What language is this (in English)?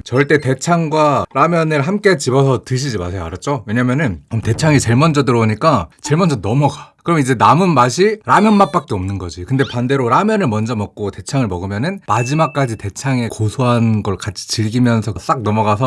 Korean